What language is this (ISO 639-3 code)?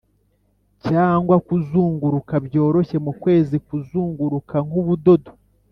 kin